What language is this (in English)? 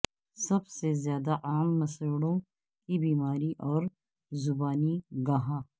Urdu